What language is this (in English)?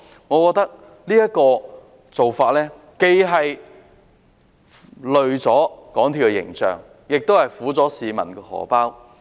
Cantonese